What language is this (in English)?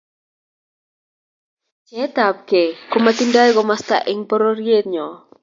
Kalenjin